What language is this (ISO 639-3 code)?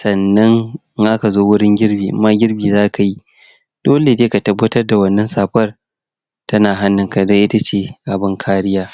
hau